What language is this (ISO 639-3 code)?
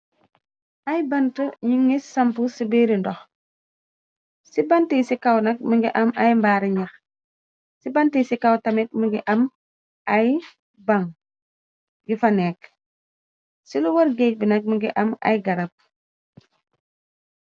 wol